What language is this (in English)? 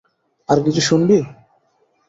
Bangla